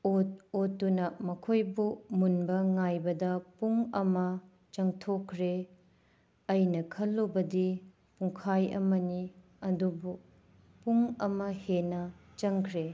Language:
Manipuri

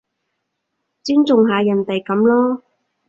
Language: Cantonese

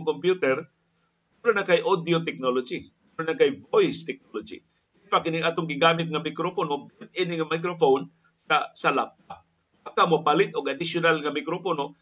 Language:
Filipino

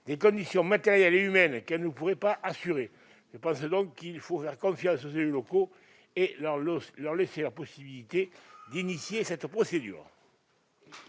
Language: French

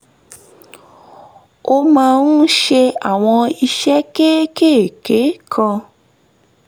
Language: Yoruba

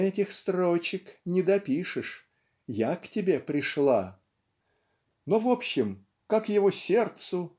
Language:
Russian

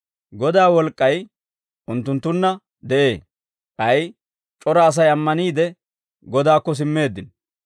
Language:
Dawro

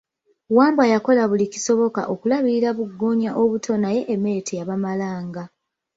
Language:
Ganda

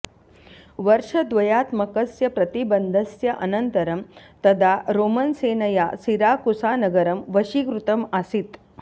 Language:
Sanskrit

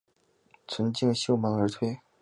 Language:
Chinese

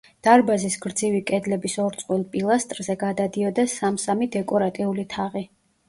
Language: Georgian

